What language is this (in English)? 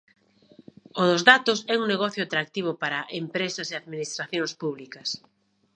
Galician